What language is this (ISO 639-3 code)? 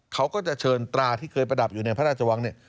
tha